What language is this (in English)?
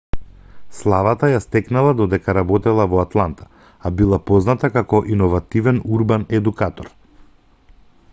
Macedonian